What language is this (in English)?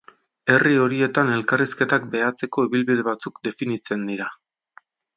Basque